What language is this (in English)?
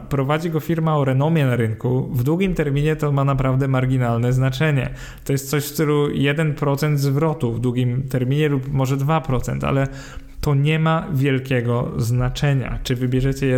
Polish